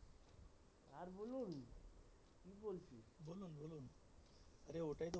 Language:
Bangla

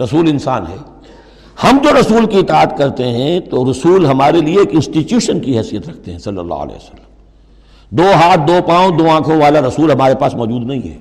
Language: Urdu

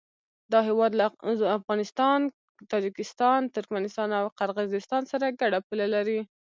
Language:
Pashto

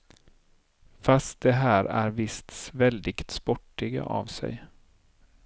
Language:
Swedish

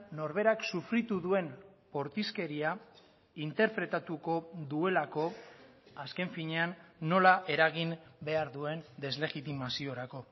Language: Basque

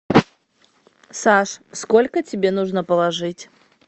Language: Russian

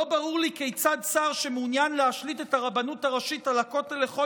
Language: Hebrew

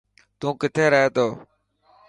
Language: Dhatki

